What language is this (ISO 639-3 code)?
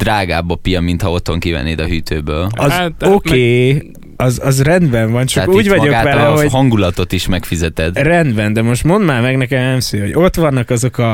hun